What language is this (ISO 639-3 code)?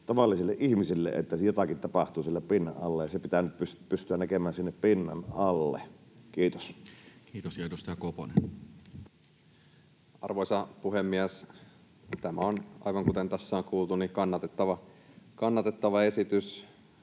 fin